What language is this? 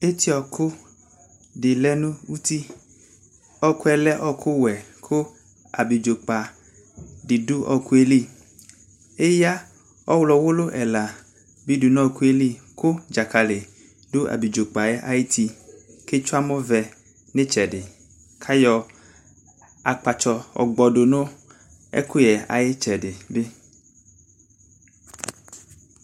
Ikposo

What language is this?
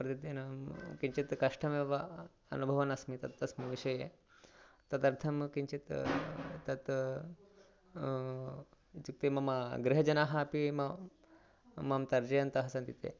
Sanskrit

